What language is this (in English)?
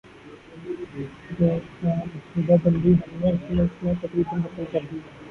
Urdu